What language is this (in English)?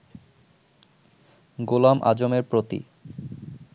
Bangla